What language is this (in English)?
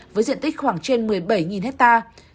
Vietnamese